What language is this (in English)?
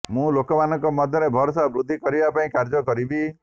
Odia